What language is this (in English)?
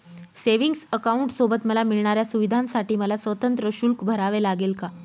Marathi